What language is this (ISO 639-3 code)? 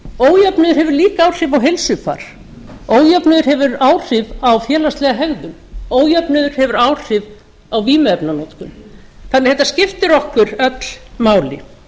isl